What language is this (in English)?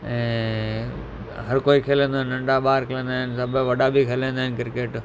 Sindhi